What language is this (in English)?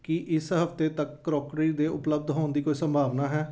Punjabi